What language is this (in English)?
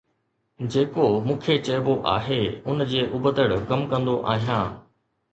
Sindhi